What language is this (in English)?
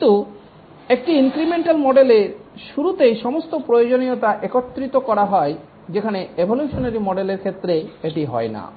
Bangla